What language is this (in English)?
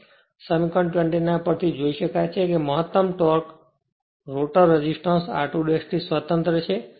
Gujarati